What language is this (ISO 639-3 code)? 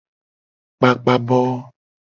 gej